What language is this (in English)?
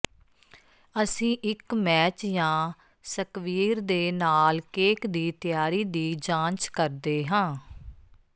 Punjabi